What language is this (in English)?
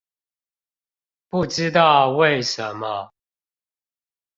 Chinese